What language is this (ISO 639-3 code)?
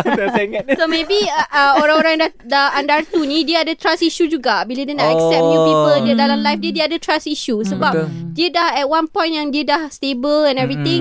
msa